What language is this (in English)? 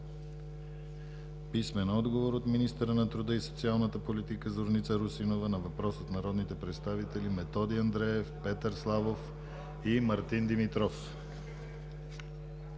Bulgarian